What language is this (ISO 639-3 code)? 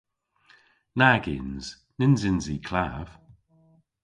cor